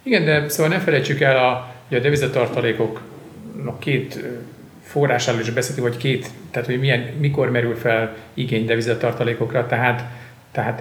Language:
Hungarian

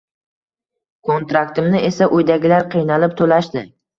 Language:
Uzbek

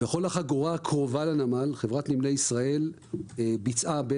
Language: Hebrew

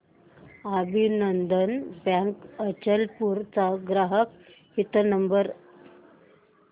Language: Marathi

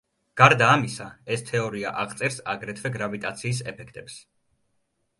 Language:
Georgian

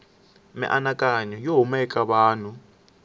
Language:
Tsonga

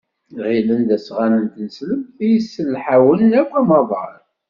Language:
Kabyle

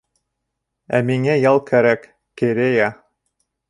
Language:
Bashkir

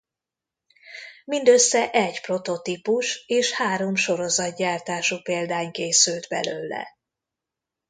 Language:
Hungarian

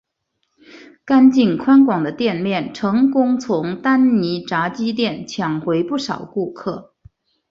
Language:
Chinese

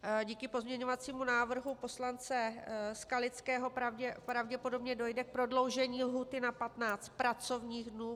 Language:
Czech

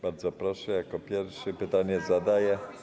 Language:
Polish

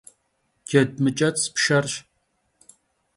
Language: Kabardian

